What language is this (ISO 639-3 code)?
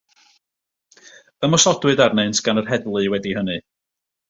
cym